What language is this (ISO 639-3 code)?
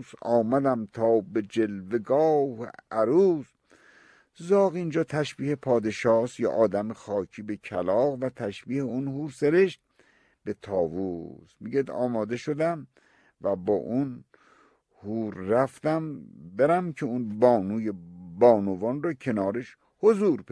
fas